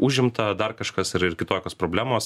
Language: Lithuanian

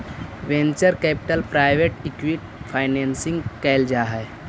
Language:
Magahi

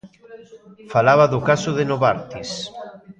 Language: Galician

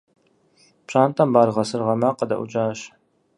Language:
Kabardian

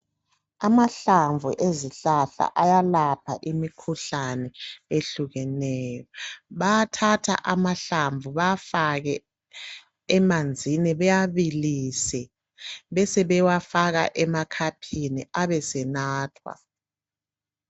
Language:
North Ndebele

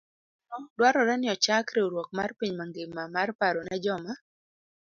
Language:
Luo (Kenya and Tanzania)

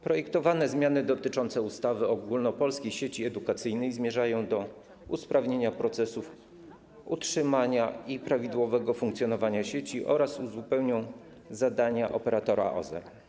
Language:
Polish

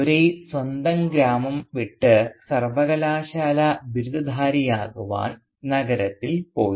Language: Malayalam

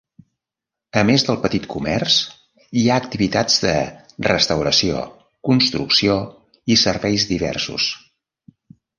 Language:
Catalan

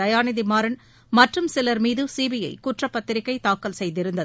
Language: Tamil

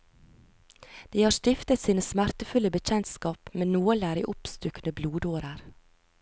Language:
Norwegian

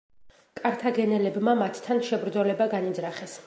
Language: Georgian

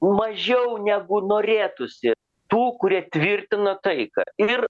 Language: Lithuanian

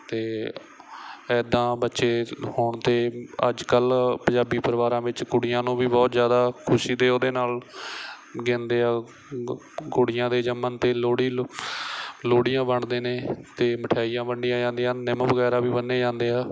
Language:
Punjabi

